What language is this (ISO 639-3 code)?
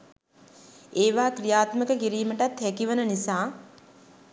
sin